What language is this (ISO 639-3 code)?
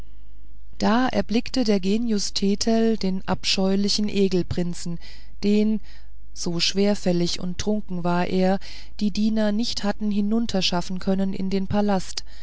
deu